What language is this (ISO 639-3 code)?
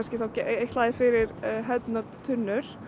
isl